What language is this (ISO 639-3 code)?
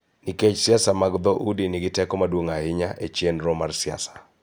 luo